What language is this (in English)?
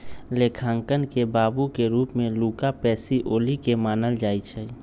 Magahi